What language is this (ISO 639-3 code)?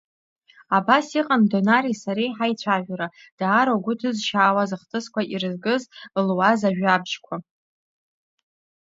abk